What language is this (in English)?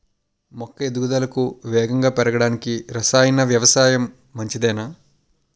Telugu